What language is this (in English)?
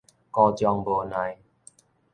Min Nan Chinese